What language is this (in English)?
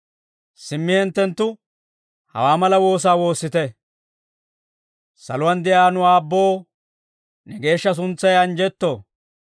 Dawro